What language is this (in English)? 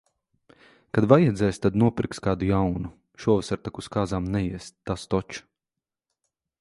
Latvian